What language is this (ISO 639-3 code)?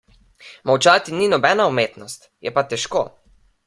slv